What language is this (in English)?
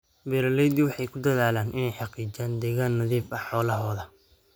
Somali